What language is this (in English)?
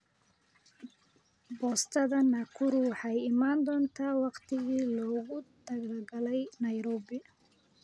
Somali